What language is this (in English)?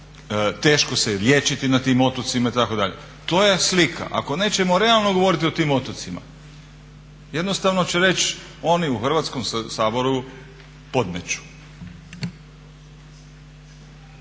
Croatian